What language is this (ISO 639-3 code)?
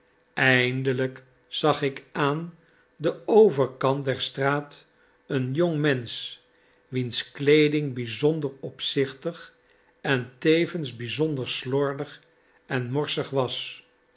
nld